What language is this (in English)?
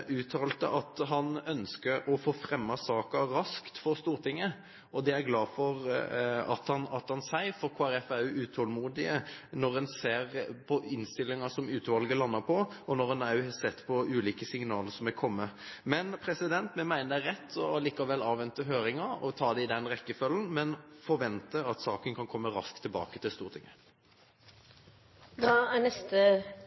Norwegian Bokmål